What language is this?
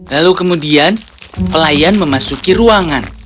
Indonesian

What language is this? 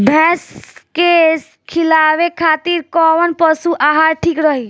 Bhojpuri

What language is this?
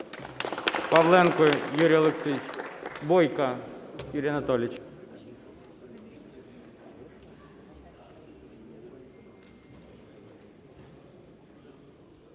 Ukrainian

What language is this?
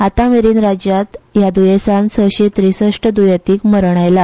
Konkani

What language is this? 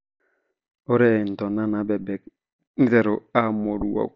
Masai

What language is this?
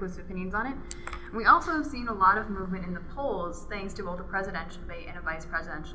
English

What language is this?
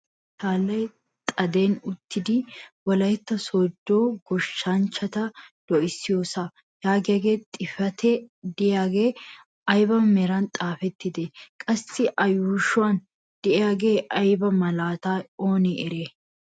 Wolaytta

